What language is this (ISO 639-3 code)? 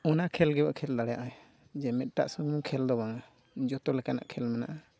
sat